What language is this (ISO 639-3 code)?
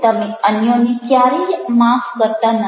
guj